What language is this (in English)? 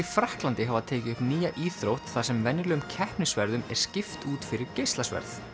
Icelandic